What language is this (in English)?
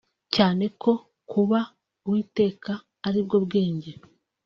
Kinyarwanda